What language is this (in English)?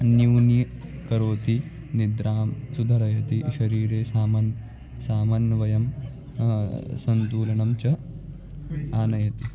Sanskrit